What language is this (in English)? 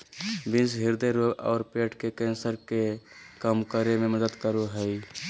Magahi